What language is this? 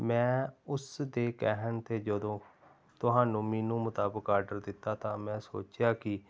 Punjabi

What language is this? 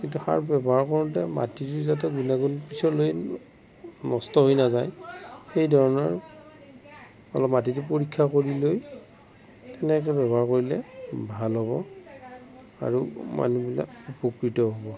Assamese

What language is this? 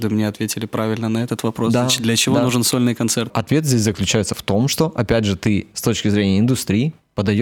Russian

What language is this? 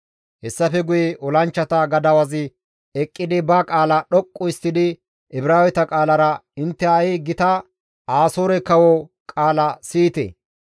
Gamo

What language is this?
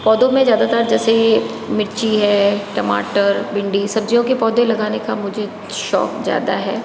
Hindi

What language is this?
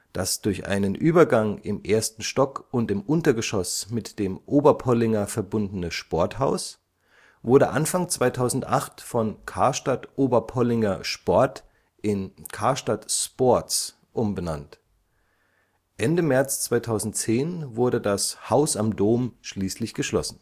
German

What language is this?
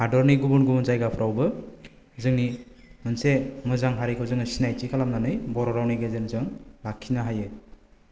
Bodo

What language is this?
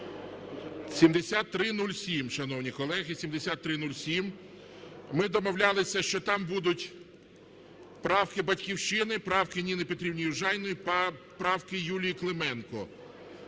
Ukrainian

